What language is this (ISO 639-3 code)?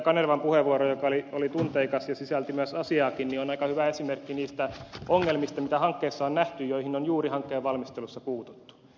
fin